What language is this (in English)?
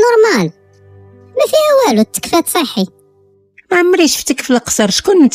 Arabic